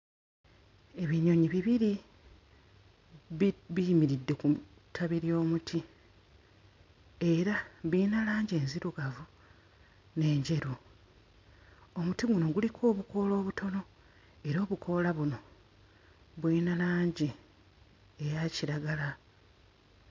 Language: Ganda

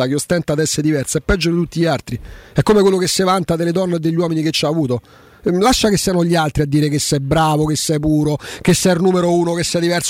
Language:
Italian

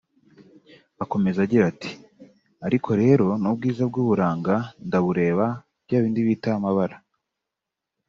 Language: Kinyarwanda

